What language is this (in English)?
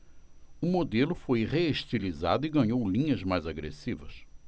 Portuguese